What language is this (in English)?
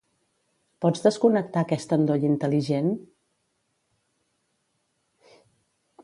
Catalan